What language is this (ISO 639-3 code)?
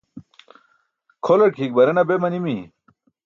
bsk